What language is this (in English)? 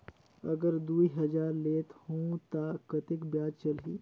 Chhattisgarhi